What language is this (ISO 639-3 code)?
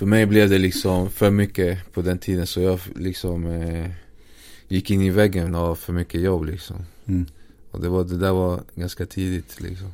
swe